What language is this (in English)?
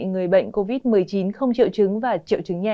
Vietnamese